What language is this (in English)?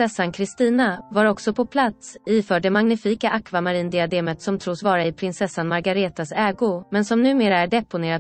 Swedish